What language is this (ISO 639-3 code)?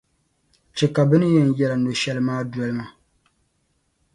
dag